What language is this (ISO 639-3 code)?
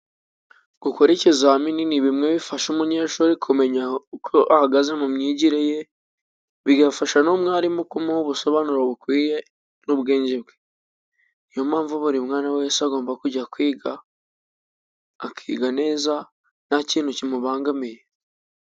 kin